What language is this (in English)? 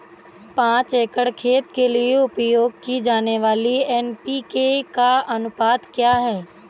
Hindi